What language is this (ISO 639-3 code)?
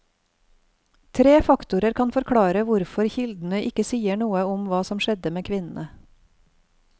nor